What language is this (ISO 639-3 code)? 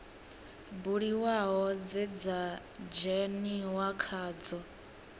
ven